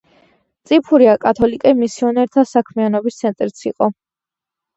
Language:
Georgian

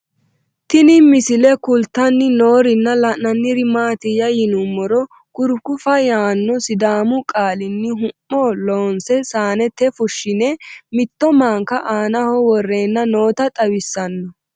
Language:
Sidamo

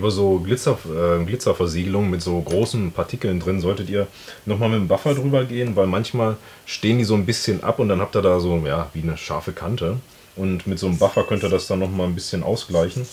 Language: German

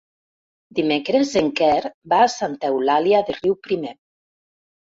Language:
Catalan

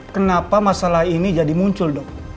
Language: Indonesian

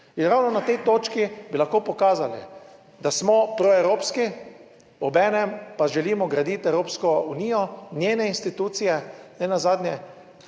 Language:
Slovenian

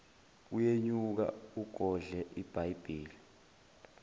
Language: Zulu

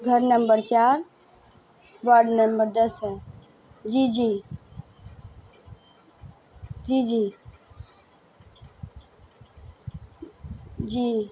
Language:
Urdu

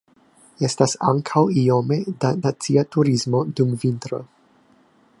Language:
Esperanto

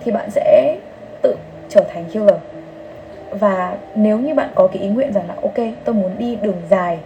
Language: Vietnamese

